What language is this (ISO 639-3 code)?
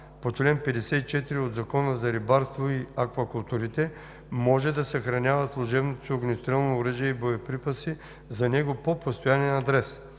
bul